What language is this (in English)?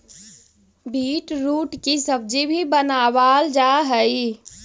Magahi